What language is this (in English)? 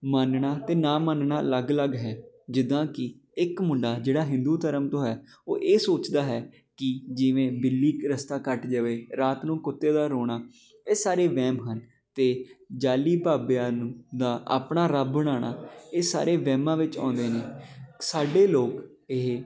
Punjabi